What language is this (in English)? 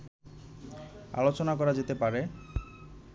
Bangla